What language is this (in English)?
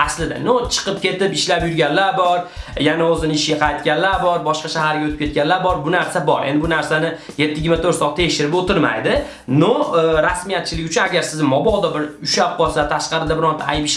Uzbek